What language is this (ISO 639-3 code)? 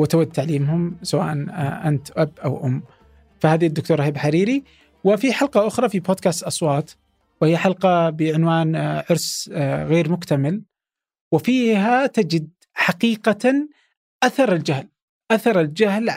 ara